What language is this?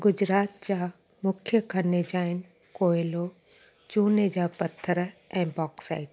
Sindhi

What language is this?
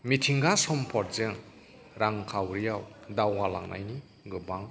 Bodo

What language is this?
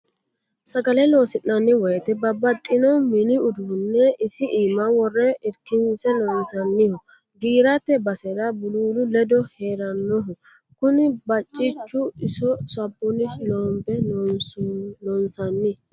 Sidamo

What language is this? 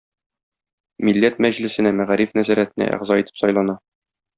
Tatar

